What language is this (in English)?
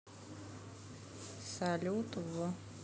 Russian